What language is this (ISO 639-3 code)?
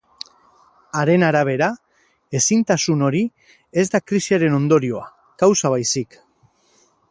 eus